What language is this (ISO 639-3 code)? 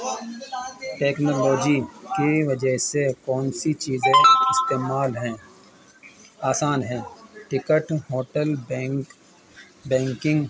urd